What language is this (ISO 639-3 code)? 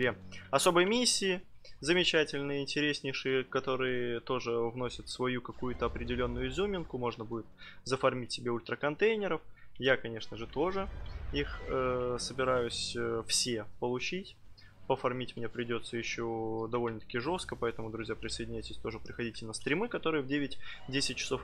rus